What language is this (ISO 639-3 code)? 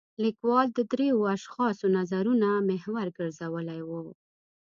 pus